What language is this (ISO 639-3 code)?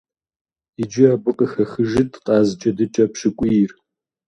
kbd